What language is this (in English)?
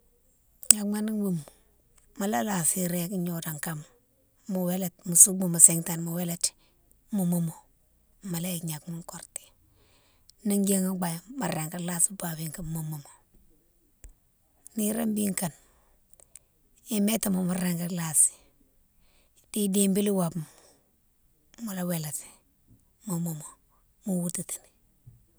Mansoanka